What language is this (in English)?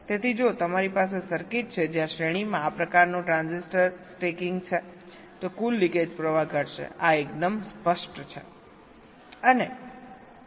Gujarati